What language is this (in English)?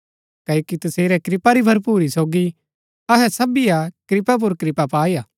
Gaddi